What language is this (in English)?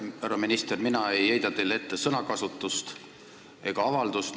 Estonian